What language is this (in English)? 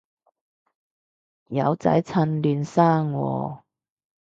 Cantonese